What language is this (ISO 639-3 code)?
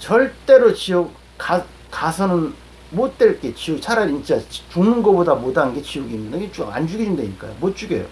kor